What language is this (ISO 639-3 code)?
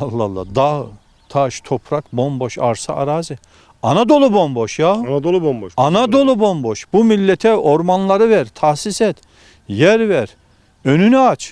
tur